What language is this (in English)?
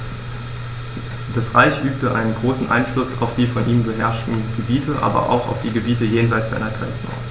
German